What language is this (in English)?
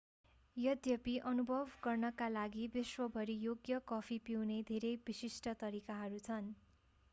Nepali